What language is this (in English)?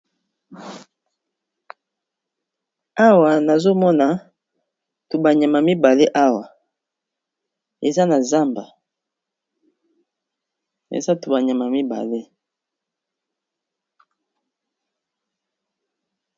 Lingala